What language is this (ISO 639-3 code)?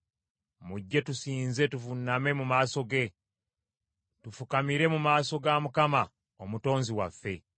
lug